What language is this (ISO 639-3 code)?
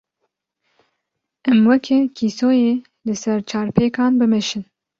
kur